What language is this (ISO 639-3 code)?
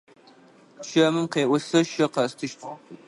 ady